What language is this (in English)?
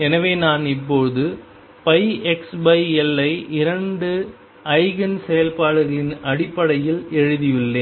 Tamil